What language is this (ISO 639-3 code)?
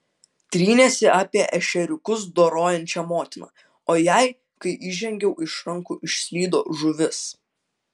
lit